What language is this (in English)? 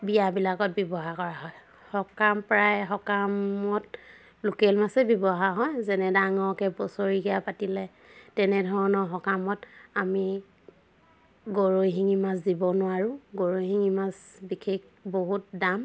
Assamese